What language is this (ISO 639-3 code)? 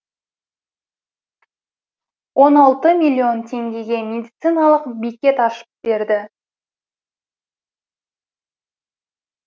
kaz